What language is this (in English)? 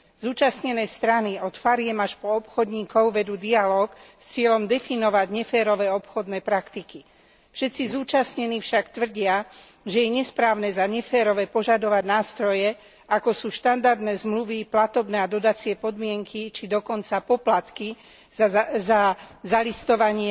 Slovak